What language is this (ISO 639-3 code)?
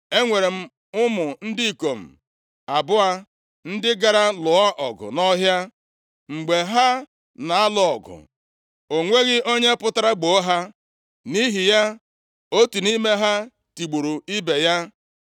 ibo